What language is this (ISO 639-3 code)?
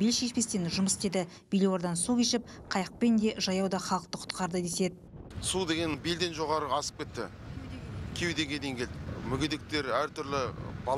tur